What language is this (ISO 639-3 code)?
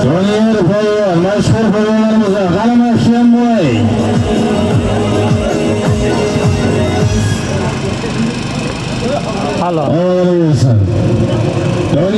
ara